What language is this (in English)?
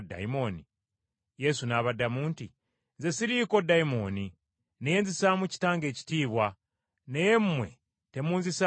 Ganda